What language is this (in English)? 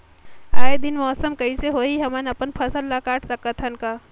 Chhattisgarhi